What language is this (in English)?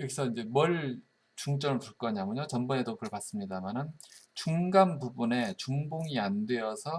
Korean